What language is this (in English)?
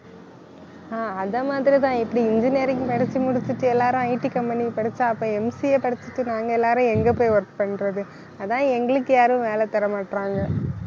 Tamil